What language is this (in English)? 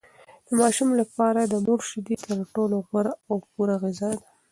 Pashto